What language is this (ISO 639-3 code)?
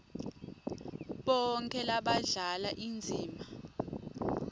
ssw